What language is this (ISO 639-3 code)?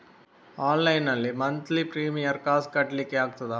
kan